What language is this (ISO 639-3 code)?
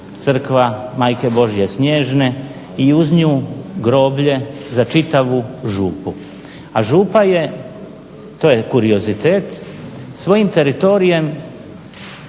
hrv